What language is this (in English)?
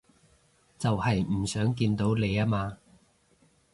Cantonese